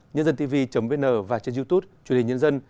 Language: Vietnamese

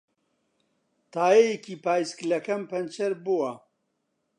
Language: Central Kurdish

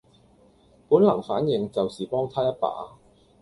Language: Cantonese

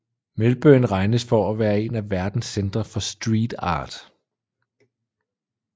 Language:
Danish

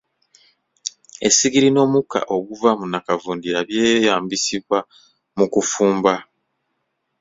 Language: Ganda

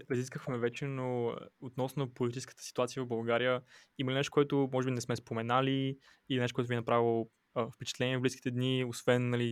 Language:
Bulgarian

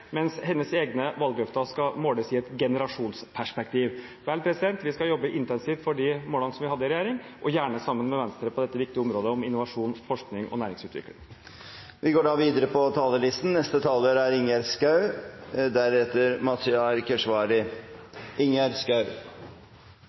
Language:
Norwegian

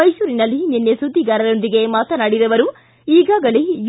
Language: Kannada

